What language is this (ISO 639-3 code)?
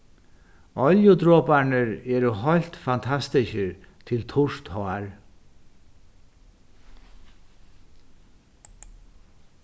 fao